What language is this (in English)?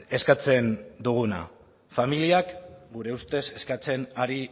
Basque